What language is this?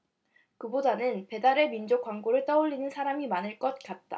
Korean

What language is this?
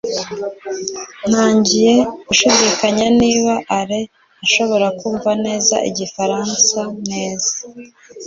Kinyarwanda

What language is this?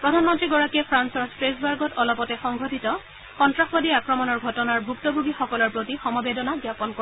Assamese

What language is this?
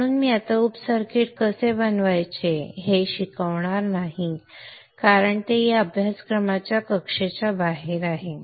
Marathi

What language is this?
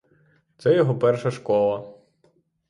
Ukrainian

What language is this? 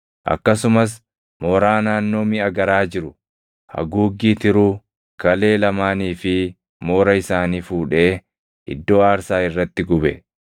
Oromo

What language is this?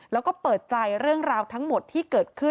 Thai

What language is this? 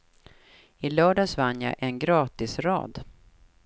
Swedish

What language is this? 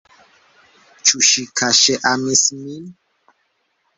Esperanto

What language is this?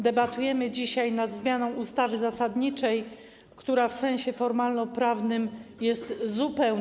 Polish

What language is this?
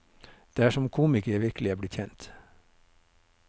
Norwegian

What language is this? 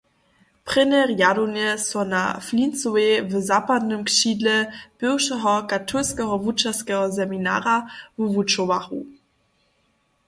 Upper Sorbian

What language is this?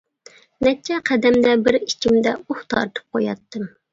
Uyghur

